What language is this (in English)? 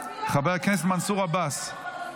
Hebrew